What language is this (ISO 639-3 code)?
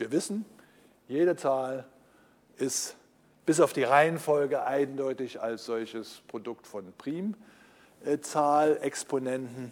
deu